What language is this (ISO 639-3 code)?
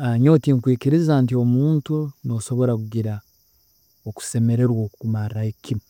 ttj